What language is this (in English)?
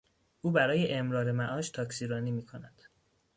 Persian